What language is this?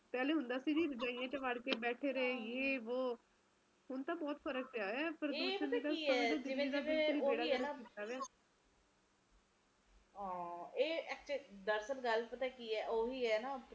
Punjabi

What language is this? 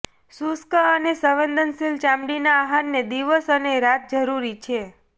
Gujarati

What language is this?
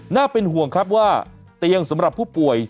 Thai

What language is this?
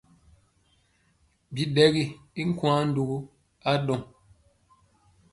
Mpiemo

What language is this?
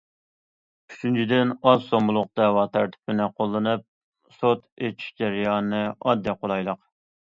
Uyghur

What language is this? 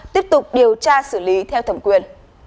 Vietnamese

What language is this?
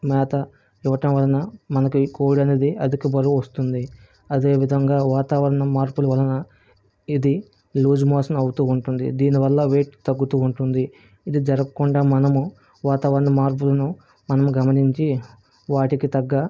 Telugu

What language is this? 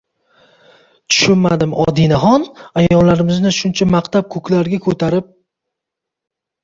Uzbek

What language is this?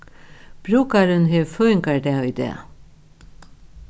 Faroese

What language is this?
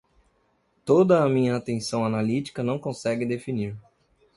Portuguese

